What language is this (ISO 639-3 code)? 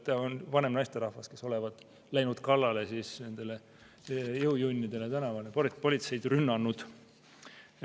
est